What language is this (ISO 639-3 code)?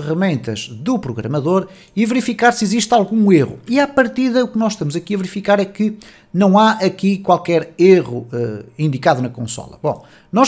por